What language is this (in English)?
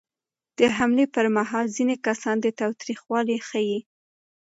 Pashto